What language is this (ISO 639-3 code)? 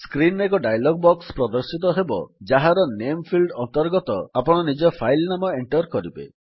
ori